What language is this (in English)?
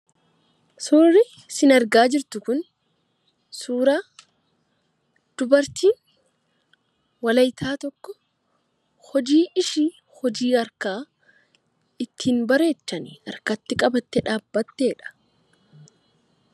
Oromo